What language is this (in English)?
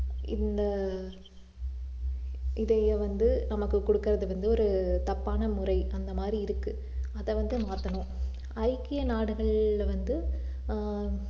Tamil